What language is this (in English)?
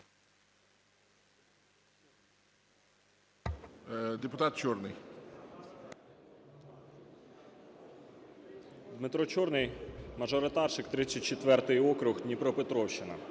Ukrainian